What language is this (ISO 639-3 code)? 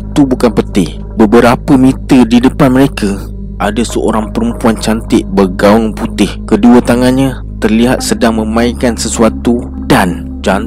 msa